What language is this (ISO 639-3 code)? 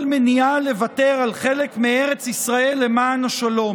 heb